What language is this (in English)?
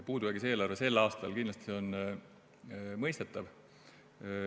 Estonian